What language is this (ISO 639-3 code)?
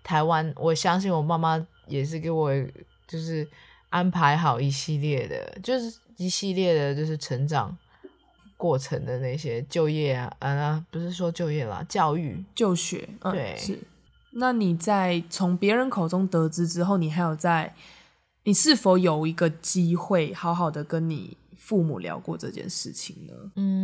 zho